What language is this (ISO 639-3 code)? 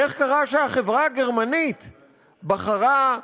heb